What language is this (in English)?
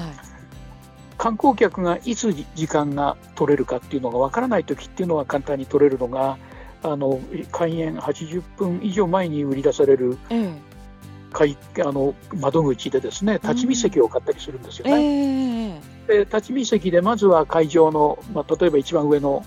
Japanese